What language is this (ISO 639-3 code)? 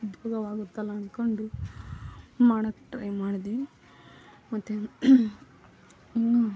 kan